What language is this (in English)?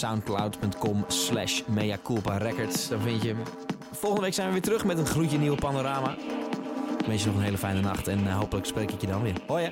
Dutch